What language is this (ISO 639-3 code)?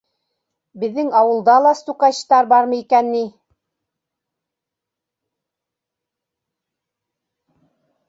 bak